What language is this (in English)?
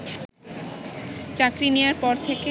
Bangla